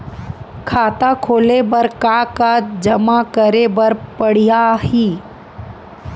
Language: Chhattisgarhi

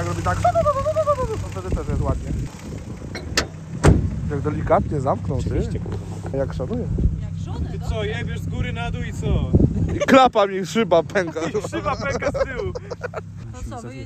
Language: Polish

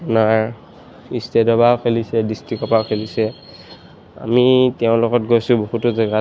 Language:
Assamese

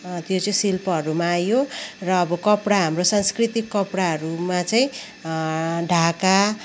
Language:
Nepali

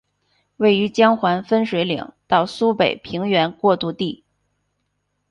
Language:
Chinese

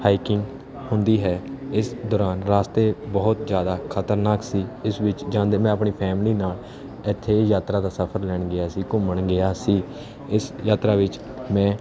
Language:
Punjabi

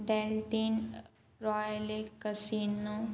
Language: Konkani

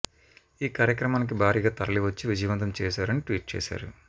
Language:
Telugu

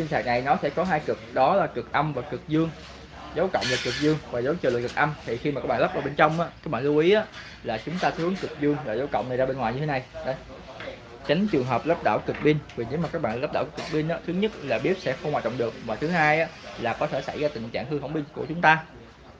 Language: Vietnamese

